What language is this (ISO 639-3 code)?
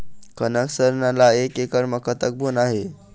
hne